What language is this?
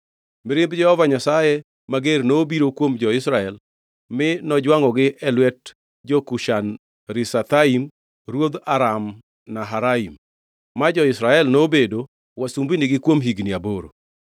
Luo (Kenya and Tanzania)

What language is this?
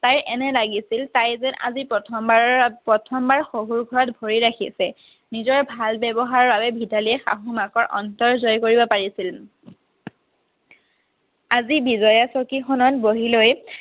Assamese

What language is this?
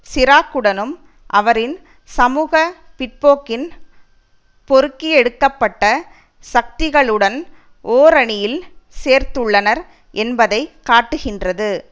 Tamil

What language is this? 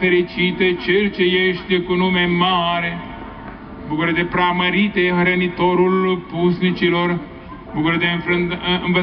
Romanian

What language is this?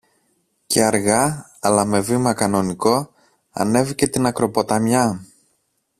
Greek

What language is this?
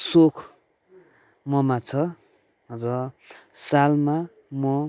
Nepali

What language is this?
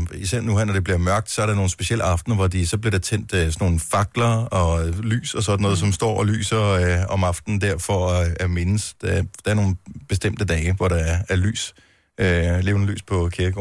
Danish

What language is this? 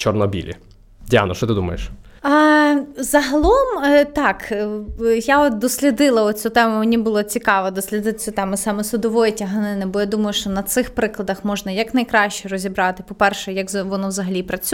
Ukrainian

